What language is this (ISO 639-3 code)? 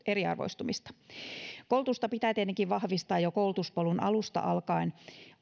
fin